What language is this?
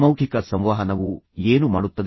Kannada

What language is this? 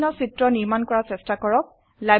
Assamese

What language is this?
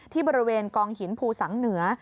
Thai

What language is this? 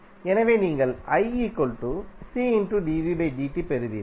Tamil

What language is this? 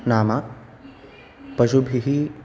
Sanskrit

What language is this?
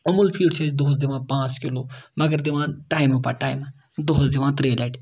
Kashmiri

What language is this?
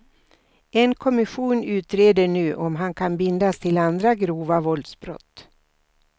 Swedish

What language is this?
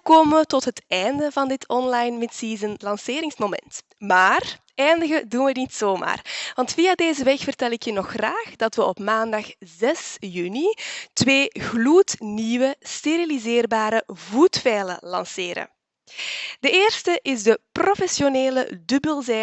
Dutch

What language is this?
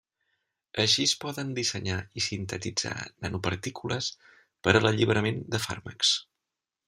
Catalan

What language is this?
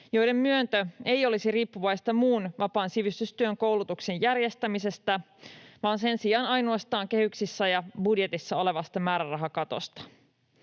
Finnish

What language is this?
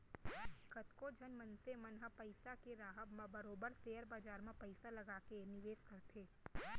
Chhattisgarhi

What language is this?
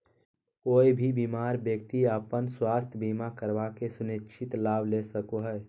Magahi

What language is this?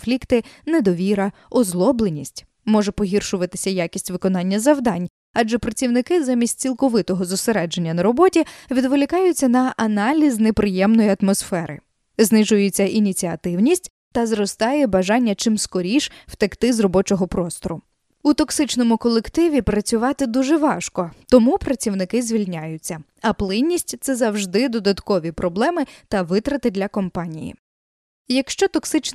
Ukrainian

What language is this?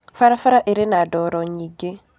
Kikuyu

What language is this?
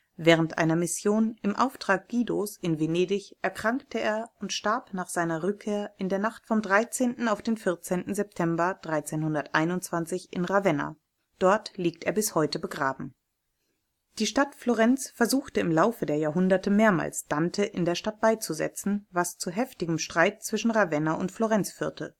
German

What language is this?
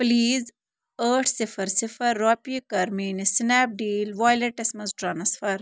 Kashmiri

